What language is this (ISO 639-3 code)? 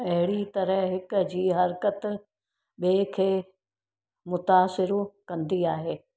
snd